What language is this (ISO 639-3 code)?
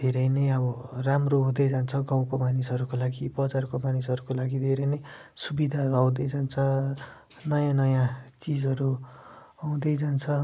nep